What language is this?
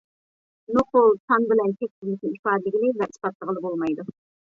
Uyghur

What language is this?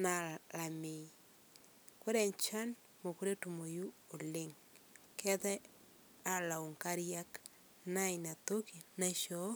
Masai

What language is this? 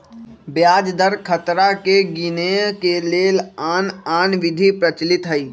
Magahi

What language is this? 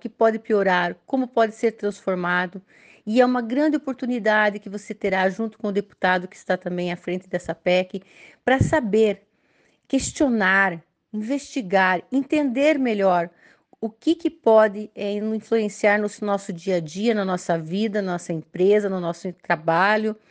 Portuguese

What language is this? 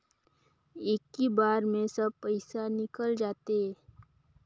Chhattisgarhi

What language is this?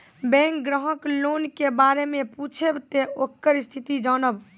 Maithili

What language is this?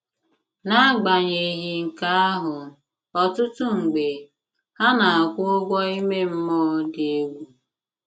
Igbo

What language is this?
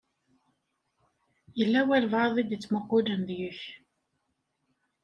Kabyle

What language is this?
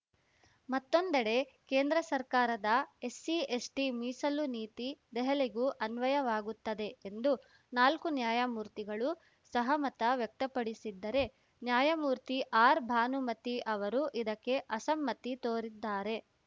Kannada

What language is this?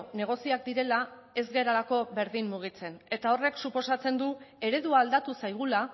Basque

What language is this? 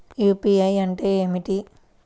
Telugu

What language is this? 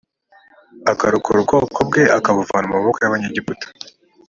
Kinyarwanda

